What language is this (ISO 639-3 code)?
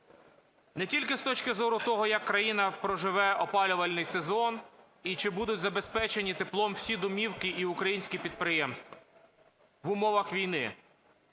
ukr